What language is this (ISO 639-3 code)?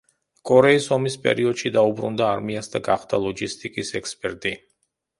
kat